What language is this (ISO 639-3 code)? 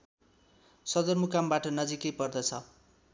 nep